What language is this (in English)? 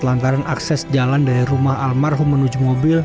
Indonesian